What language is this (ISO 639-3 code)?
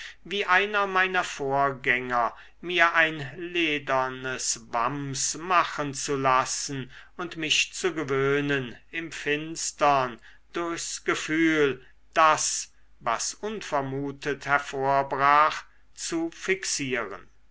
deu